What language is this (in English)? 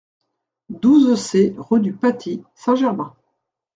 French